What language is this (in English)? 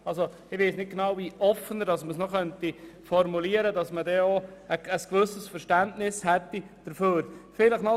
Swiss German